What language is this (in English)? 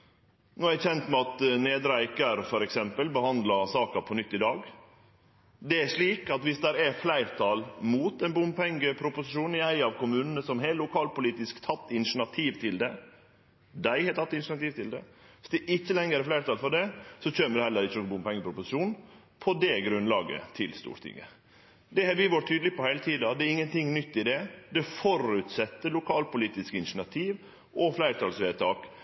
Norwegian Nynorsk